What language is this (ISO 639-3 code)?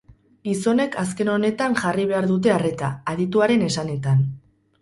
eus